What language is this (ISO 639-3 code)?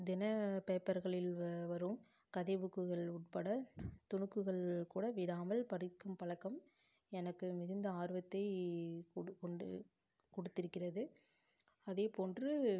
tam